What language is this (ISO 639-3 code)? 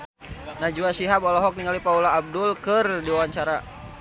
sun